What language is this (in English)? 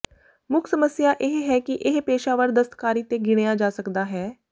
Punjabi